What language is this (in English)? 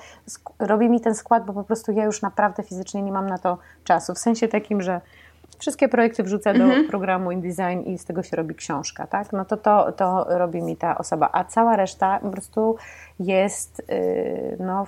Polish